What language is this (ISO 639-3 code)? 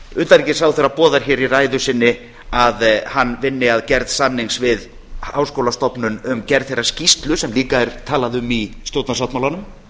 isl